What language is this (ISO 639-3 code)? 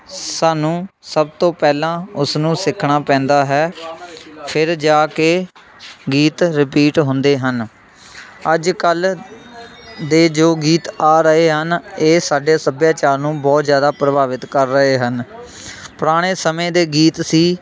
pan